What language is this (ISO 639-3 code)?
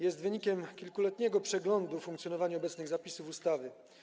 pol